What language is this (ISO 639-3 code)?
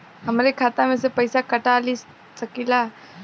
bho